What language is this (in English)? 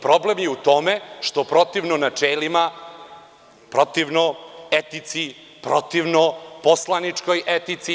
Serbian